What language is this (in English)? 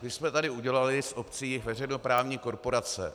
Czech